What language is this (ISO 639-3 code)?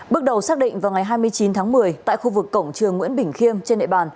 vie